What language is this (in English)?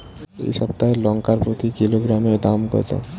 Bangla